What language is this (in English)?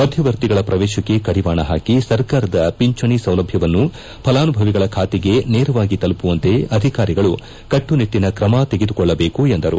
Kannada